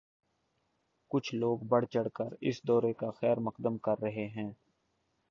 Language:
Urdu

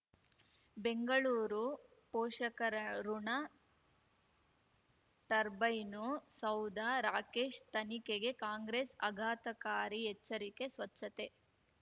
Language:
Kannada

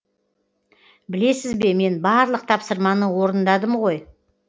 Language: Kazakh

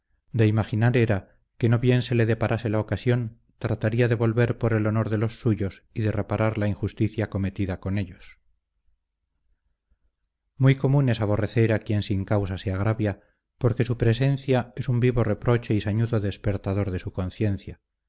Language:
Spanish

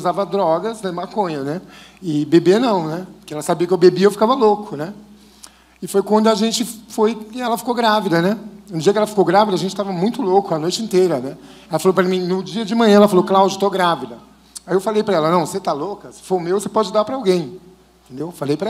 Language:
Portuguese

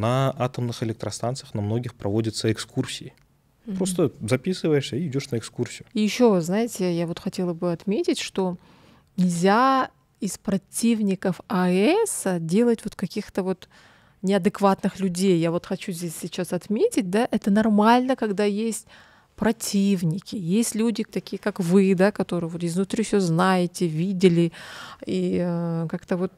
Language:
Russian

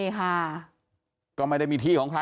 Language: Thai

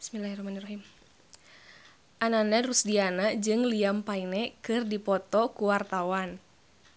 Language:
Sundanese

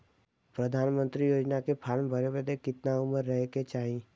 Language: Bhojpuri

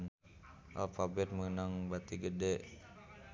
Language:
Sundanese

